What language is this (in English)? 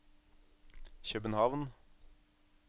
Norwegian